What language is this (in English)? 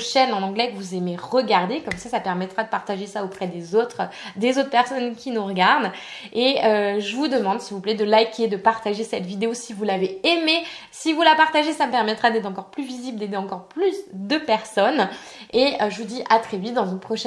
French